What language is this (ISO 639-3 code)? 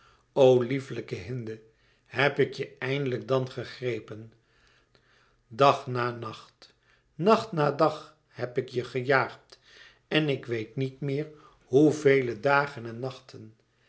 nld